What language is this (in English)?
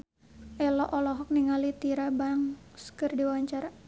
Sundanese